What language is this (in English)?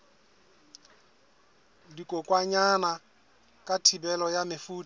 Southern Sotho